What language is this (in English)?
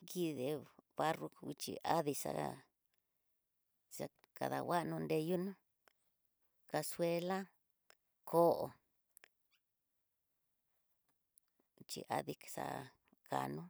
Tidaá Mixtec